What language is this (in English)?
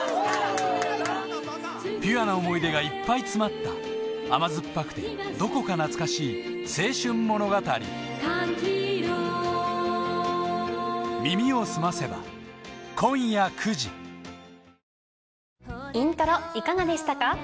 Japanese